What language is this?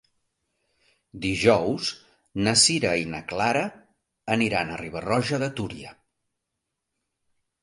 Catalan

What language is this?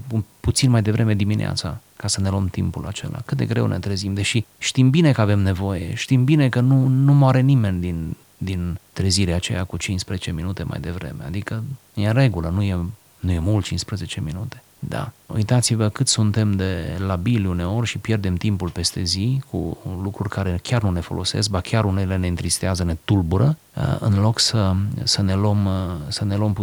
Romanian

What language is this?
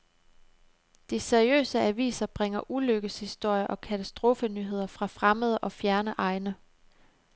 Danish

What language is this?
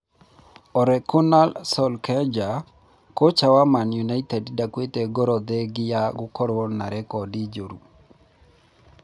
Kikuyu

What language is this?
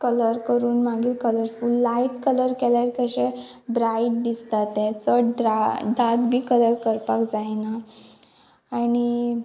Konkani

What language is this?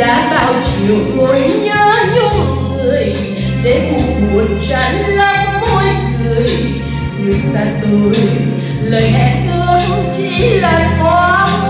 Vietnamese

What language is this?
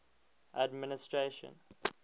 English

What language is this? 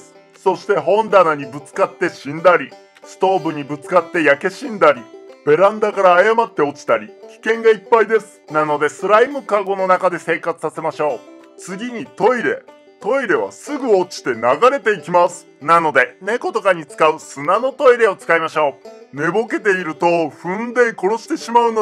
Japanese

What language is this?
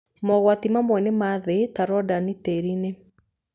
Kikuyu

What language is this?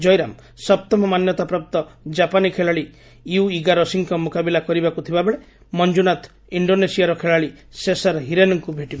Odia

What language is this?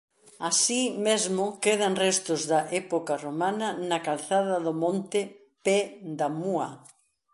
Galician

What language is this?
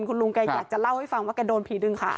Thai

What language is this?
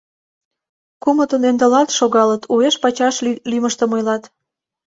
Mari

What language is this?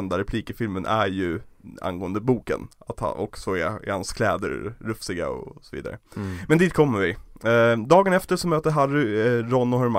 Swedish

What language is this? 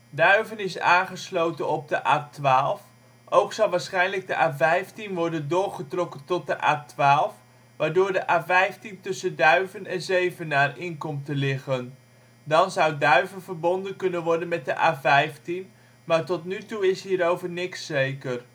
Dutch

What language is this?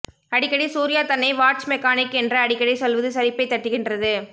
Tamil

